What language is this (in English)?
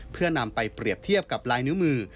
Thai